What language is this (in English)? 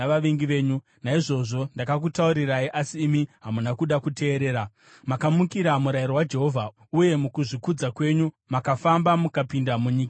Shona